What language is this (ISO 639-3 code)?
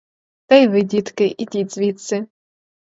ukr